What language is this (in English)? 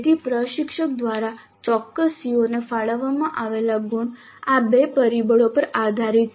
Gujarati